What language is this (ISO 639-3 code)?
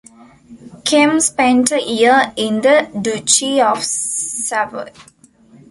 eng